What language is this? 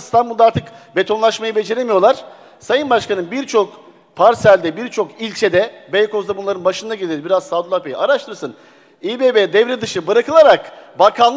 Turkish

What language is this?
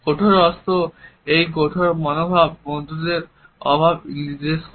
Bangla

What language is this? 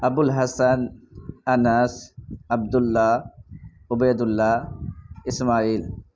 Urdu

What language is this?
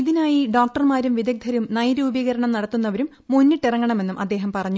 Malayalam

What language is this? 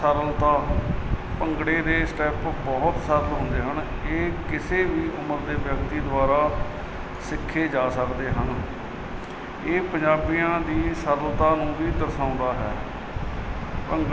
Punjabi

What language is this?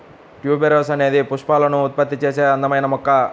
Telugu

